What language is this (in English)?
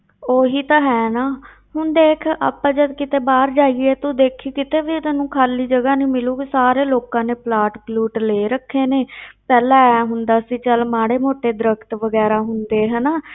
Punjabi